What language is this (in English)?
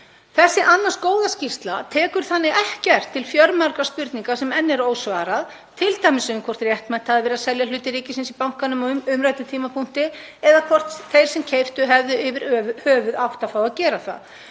Icelandic